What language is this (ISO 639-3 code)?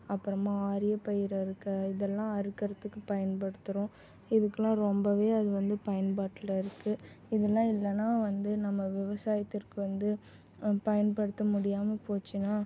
tam